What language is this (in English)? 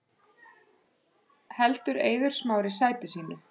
Icelandic